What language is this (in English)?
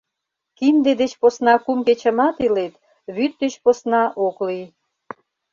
Mari